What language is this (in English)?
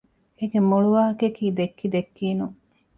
Divehi